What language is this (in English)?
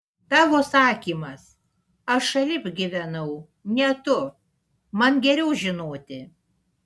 Lithuanian